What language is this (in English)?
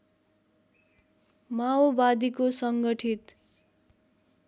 Nepali